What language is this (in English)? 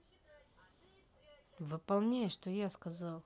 Russian